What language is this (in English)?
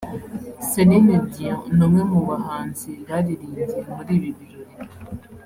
Kinyarwanda